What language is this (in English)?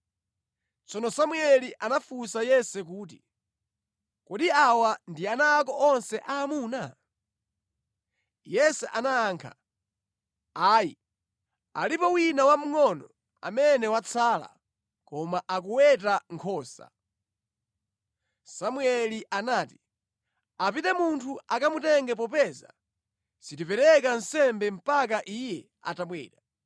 Nyanja